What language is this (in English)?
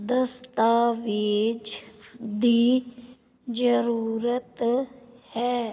Punjabi